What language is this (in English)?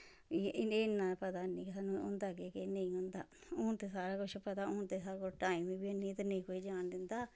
Dogri